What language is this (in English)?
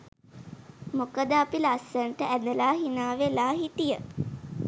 Sinhala